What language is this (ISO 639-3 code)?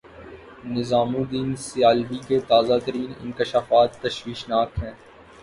urd